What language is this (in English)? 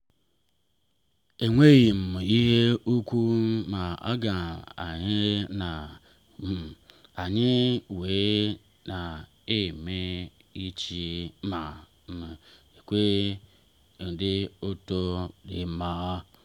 Igbo